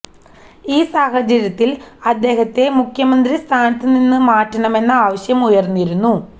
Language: Malayalam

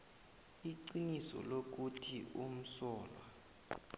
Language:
South Ndebele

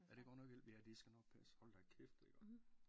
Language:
Danish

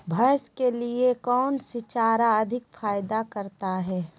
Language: Magahi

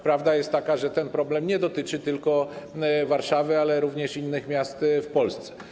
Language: Polish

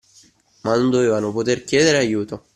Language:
Italian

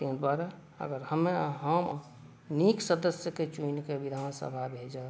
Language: Maithili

